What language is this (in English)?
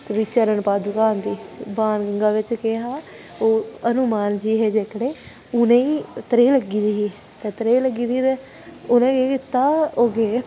Dogri